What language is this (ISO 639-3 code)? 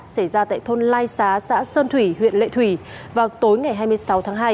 vie